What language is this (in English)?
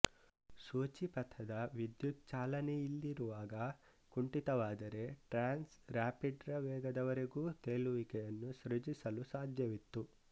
Kannada